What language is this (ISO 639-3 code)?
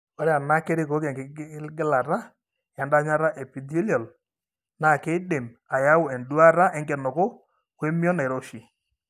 mas